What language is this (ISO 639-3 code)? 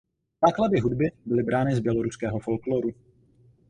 ces